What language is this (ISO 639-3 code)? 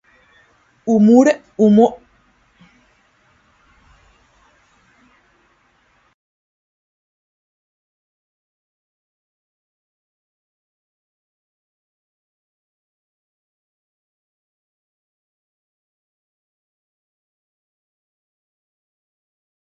eus